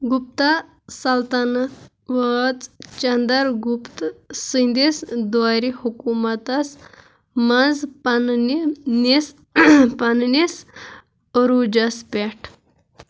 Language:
Kashmiri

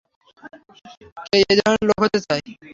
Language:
Bangla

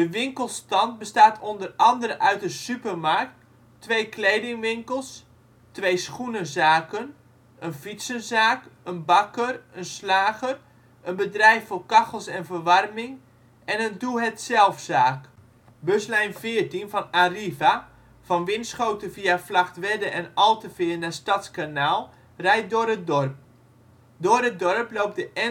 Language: Dutch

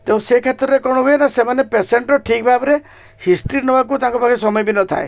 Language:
Odia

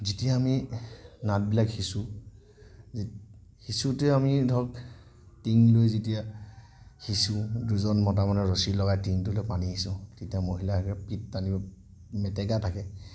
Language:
Assamese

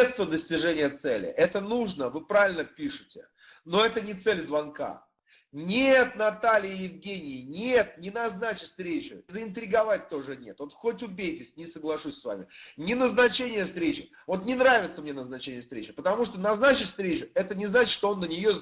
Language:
Russian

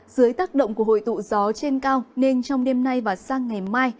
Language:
Vietnamese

